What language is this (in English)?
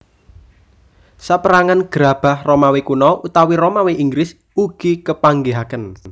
Javanese